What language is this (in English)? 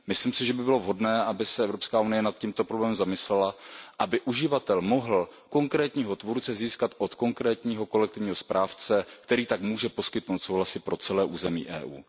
Czech